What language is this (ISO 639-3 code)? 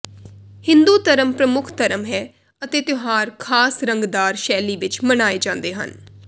pan